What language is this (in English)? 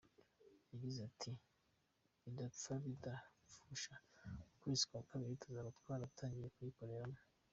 Kinyarwanda